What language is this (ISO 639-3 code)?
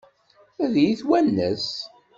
kab